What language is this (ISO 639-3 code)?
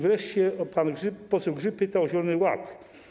pol